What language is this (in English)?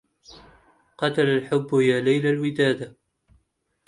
Arabic